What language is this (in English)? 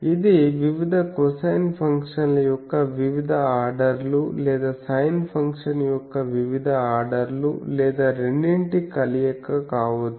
Telugu